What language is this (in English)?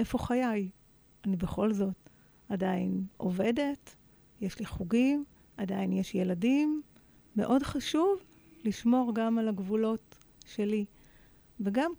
Hebrew